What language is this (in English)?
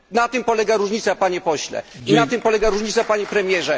Polish